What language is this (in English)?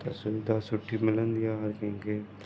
Sindhi